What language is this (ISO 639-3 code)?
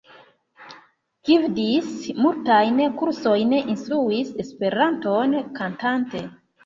epo